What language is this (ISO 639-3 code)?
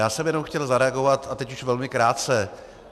ces